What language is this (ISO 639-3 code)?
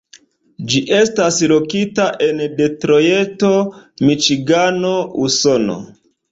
epo